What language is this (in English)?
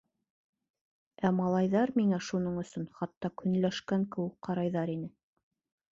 Bashkir